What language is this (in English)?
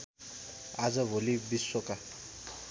Nepali